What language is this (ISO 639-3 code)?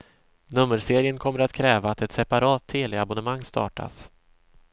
swe